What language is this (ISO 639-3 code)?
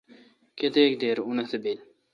xka